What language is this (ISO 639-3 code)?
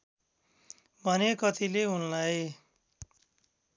nep